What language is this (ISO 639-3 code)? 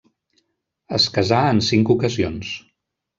cat